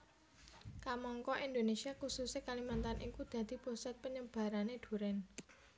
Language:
Javanese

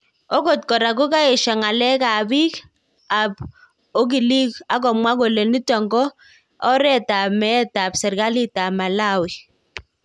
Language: Kalenjin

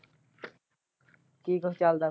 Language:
Punjabi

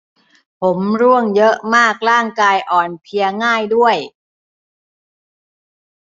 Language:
Thai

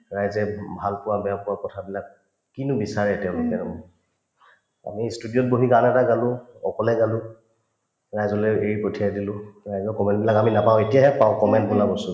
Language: Assamese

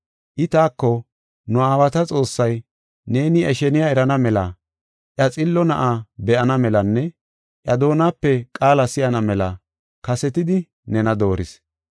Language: Gofa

